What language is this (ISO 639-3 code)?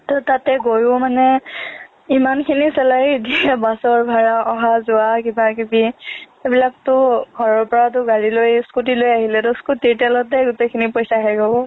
asm